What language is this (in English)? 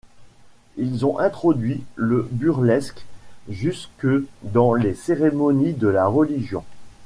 French